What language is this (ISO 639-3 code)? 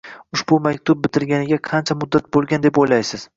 uzb